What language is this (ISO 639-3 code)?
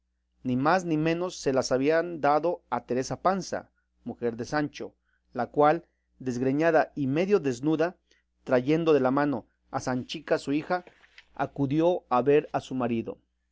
spa